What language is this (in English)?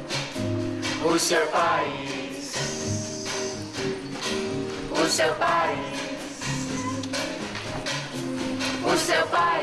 Portuguese